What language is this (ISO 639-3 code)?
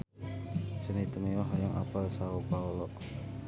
sun